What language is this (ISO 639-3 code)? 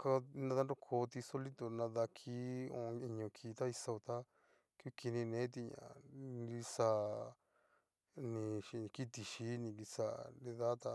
miu